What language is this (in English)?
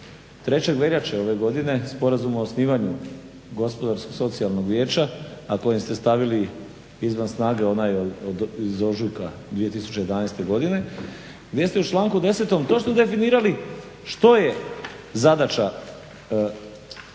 Croatian